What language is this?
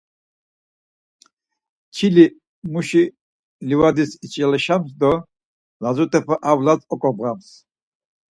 Laz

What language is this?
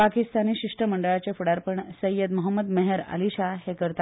Konkani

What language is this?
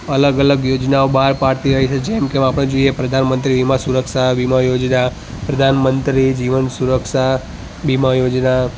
Gujarati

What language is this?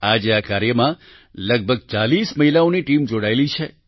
Gujarati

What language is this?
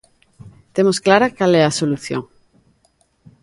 Galician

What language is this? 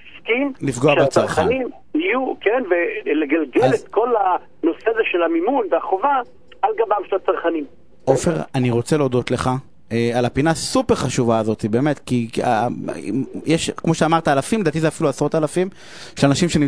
Hebrew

